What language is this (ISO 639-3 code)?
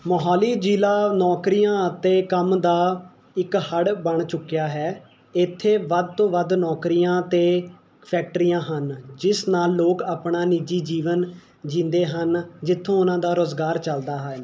pan